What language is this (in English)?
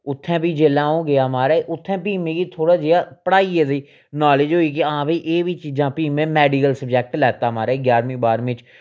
Dogri